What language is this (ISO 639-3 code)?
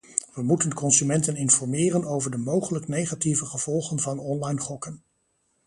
nld